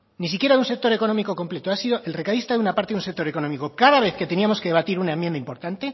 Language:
Spanish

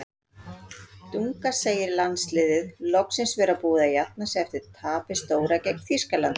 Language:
Icelandic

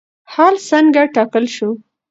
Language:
Pashto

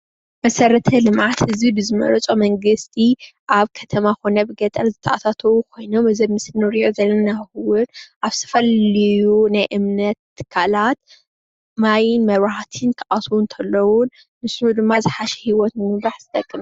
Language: Tigrinya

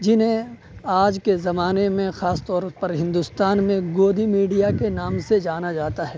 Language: Urdu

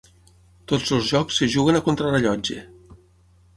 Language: Catalan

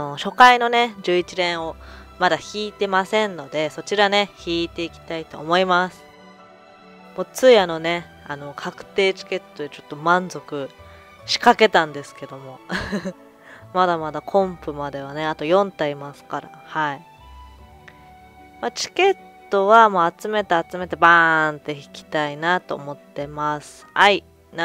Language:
Japanese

